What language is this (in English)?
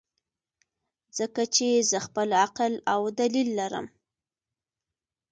Pashto